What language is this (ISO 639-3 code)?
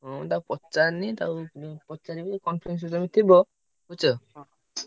ori